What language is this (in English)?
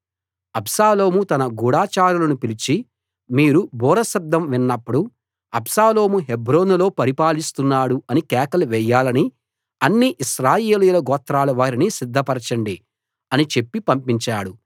Telugu